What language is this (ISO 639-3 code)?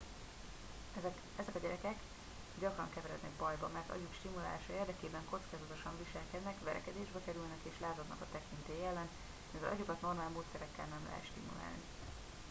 hun